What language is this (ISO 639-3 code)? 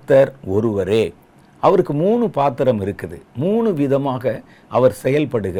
tam